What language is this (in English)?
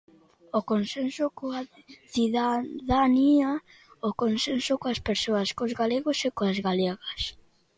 Galician